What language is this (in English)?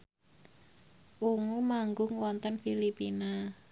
Javanese